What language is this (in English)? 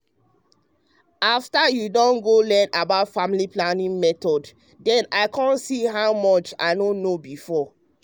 Nigerian Pidgin